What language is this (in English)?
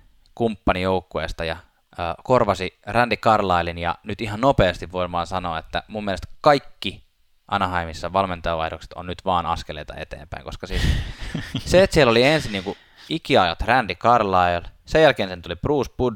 Finnish